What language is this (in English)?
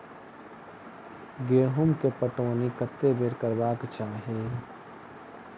Maithili